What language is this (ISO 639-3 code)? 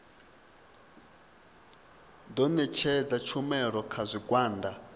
ven